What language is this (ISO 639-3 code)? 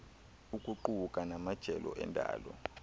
xho